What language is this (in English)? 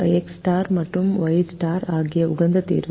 Tamil